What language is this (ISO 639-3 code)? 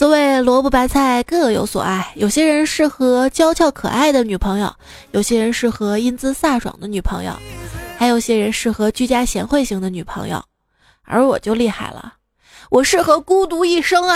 zho